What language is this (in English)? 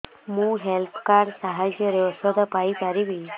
Odia